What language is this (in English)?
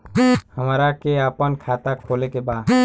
Bhojpuri